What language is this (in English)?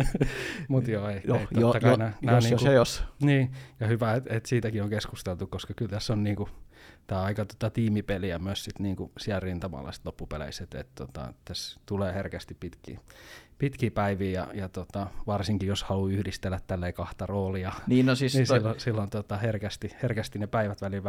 Finnish